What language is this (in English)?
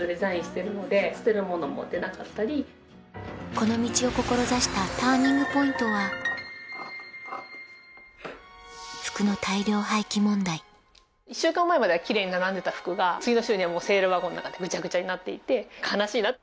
Japanese